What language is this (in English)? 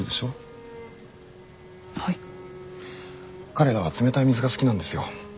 Japanese